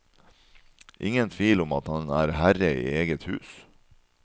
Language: Norwegian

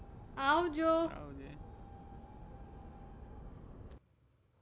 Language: Gujarati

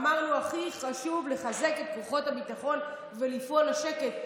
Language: Hebrew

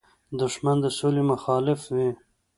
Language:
Pashto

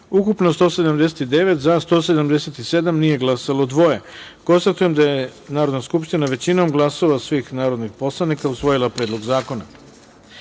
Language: Serbian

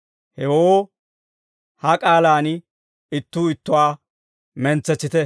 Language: Dawro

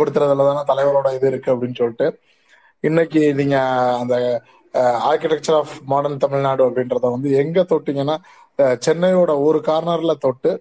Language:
Tamil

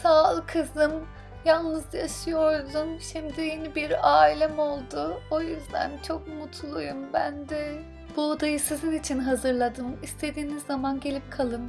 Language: Turkish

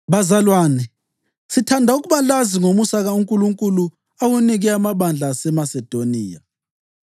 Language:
North Ndebele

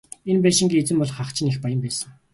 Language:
Mongolian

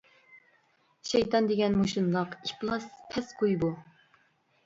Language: Uyghur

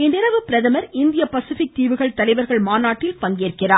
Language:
Tamil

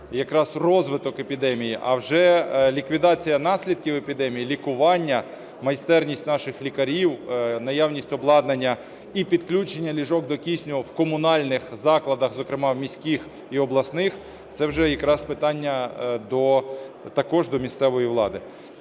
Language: Ukrainian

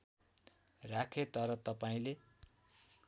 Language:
Nepali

